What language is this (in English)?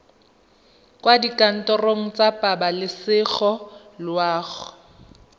Tswana